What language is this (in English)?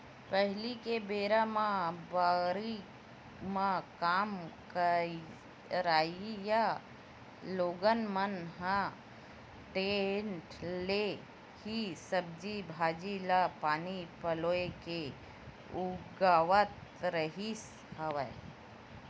Chhattisgarhi